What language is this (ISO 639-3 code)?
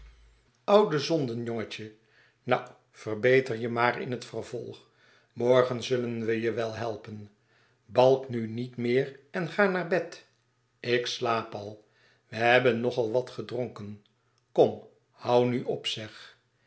nld